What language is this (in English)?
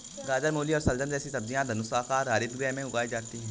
Hindi